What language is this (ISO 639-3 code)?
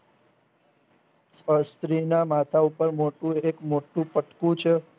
guj